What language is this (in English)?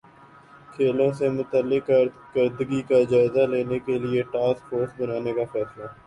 Urdu